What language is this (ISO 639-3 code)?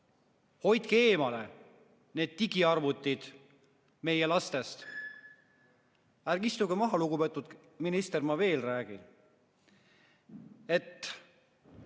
est